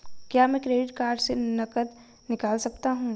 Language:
Hindi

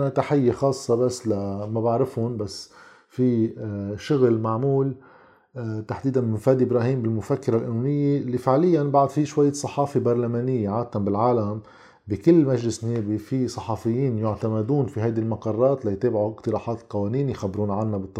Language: Arabic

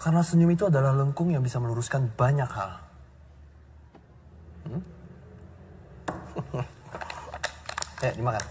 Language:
Indonesian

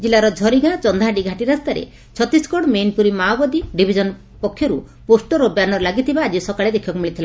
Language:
Odia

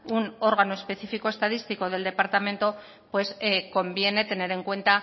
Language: Spanish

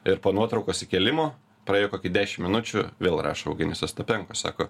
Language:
Lithuanian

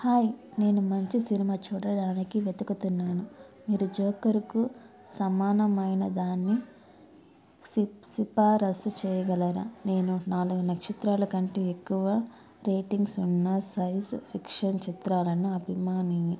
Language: Telugu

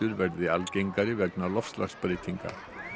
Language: Icelandic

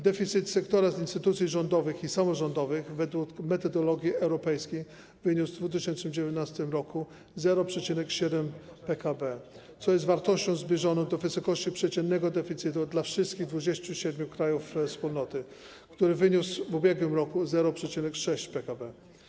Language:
Polish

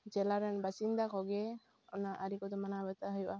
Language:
Santali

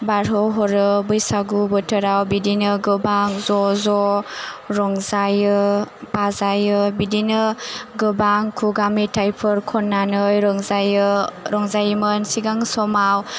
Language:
Bodo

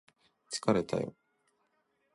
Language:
Japanese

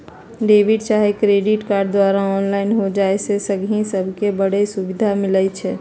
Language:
Magahi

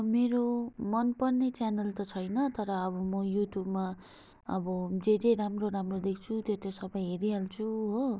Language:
Nepali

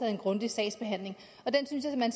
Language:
Danish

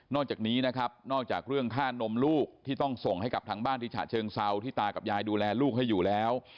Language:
Thai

